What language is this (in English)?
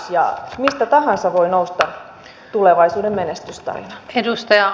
Finnish